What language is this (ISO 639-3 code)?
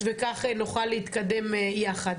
heb